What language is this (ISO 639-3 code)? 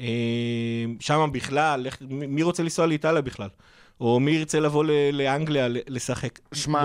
heb